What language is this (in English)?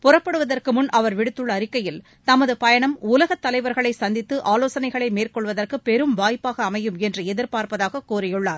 Tamil